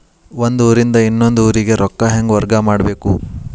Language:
Kannada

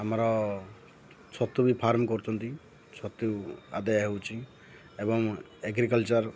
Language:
Odia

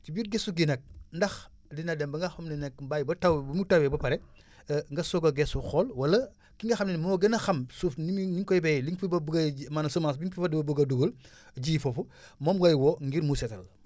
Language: Wolof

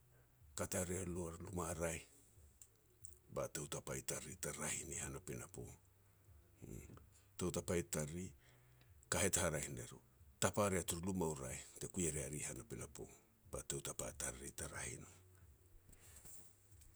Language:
Petats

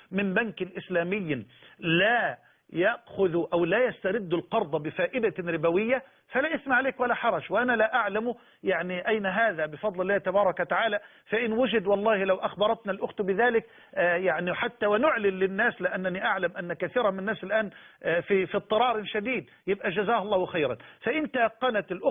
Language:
Arabic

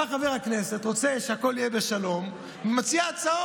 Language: Hebrew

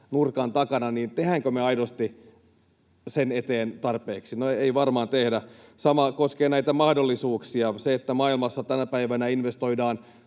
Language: Finnish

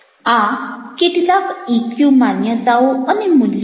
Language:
Gujarati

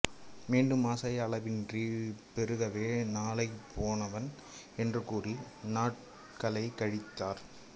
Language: Tamil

